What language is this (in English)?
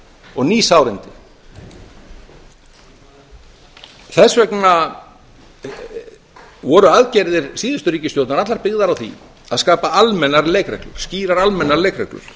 Icelandic